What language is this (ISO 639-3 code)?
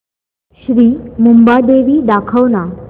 mar